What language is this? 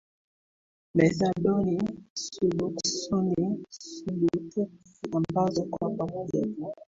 Swahili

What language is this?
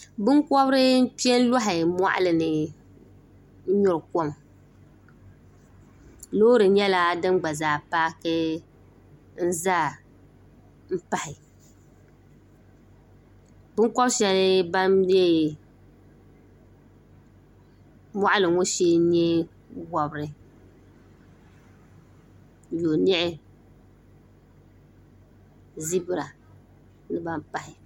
Dagbani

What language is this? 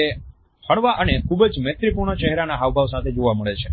Gujarati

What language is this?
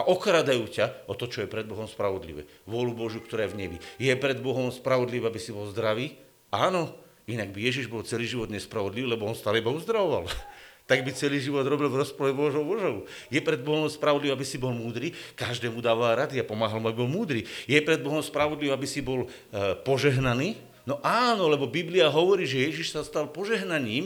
Slovak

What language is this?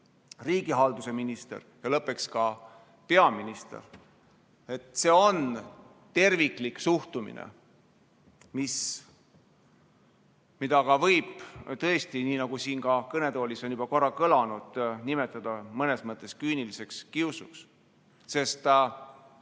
Estonian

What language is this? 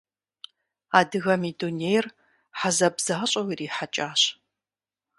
Kabardian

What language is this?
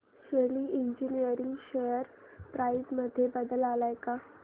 Marathi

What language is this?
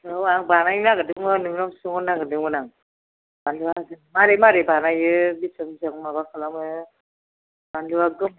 Bodo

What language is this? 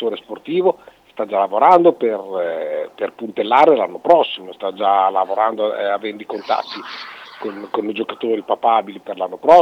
Italian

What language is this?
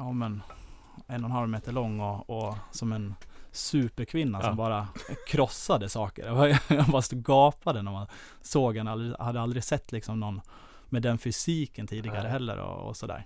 Swedish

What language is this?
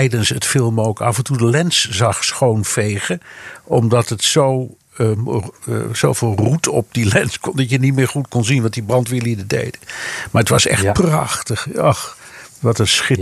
Dutch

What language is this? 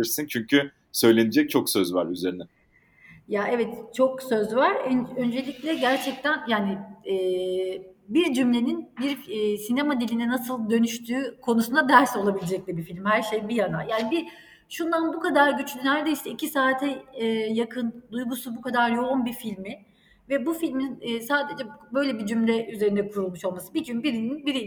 Turkish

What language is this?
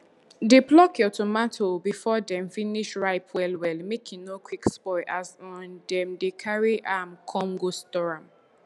Nigerian Pidgin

